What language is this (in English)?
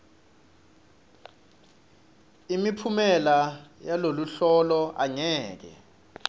Swati